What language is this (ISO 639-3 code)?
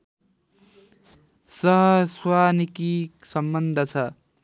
nep